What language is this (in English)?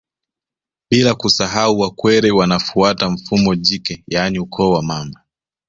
Swahili